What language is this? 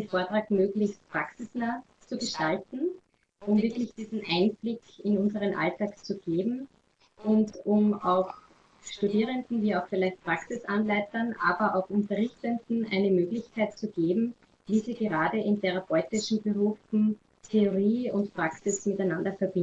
German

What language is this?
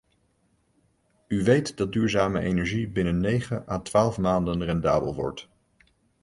Dutch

